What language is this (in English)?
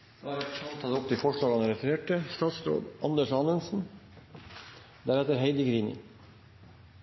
Norwegian Nynorsk